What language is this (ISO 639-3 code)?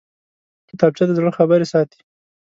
pus